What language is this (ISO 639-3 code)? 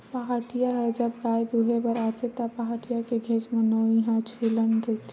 hne